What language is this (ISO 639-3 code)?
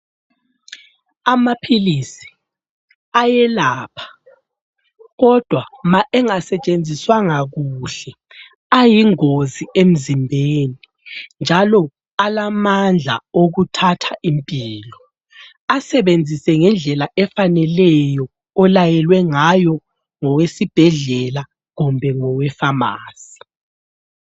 nde